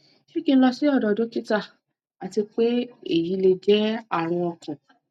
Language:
Yoruba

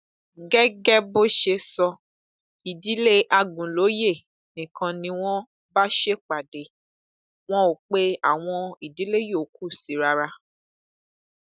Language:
Yoruba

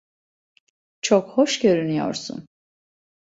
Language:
Turkish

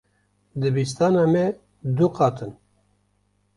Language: Kurdish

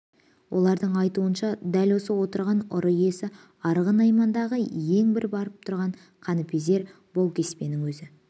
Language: Kazakh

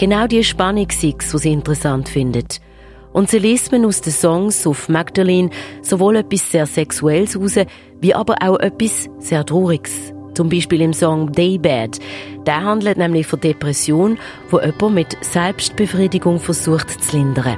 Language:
German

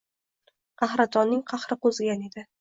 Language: Uzbek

